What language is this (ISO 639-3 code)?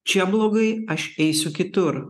lit